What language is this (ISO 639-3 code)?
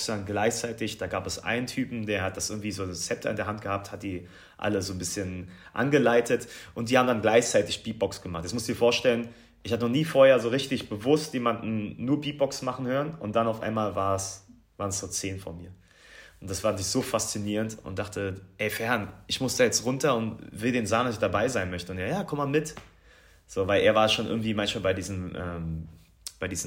deu